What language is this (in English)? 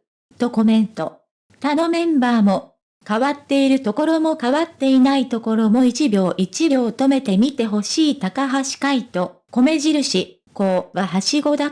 Japanese